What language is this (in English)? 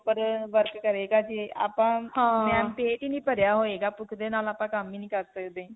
Punjabi